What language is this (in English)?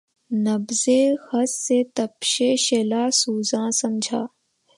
Urdu